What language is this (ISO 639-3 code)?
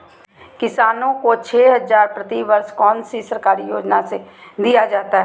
mag